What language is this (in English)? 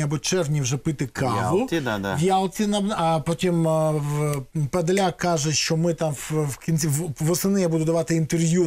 Ukrainian